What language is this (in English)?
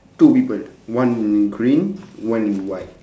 English